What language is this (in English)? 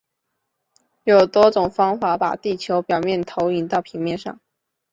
Chinese